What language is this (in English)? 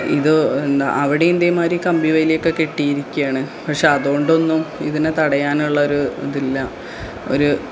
Malayalam